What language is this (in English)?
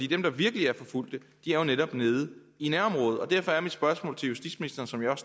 Danish